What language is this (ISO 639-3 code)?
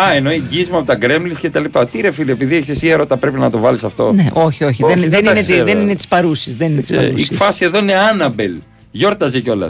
ell